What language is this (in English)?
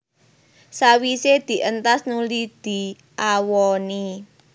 Javanese